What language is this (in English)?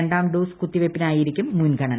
Malayalam